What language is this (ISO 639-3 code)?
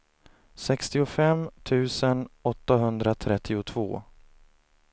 swe